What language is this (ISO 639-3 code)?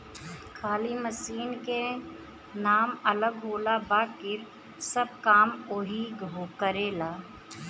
bho